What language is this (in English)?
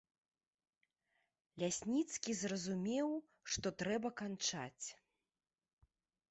Belarusian